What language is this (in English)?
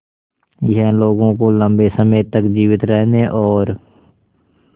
Hindi